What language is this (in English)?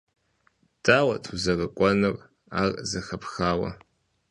Kabardian